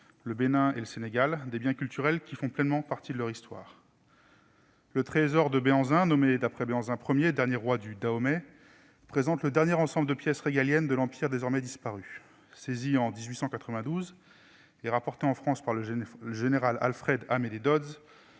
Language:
French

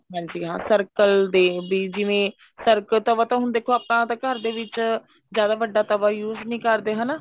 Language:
Punjabi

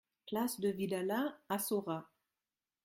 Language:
French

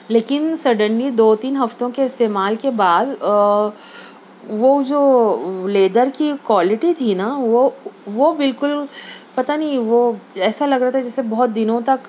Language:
Urdu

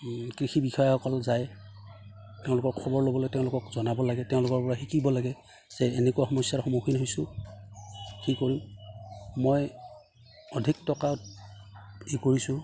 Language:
Assamese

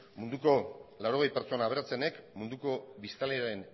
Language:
Basque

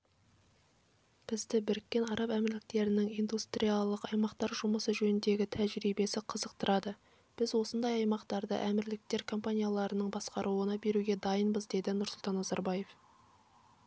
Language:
Kazakh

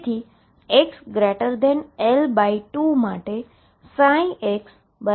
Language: Gujarati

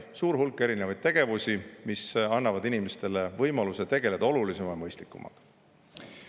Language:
Estonian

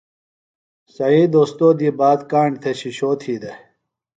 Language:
Phalura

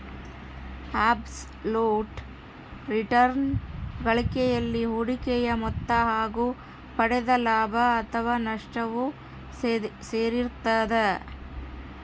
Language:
Kannada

